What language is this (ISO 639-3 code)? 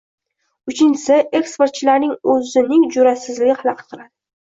uzb